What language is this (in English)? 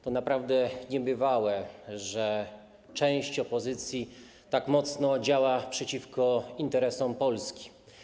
Polish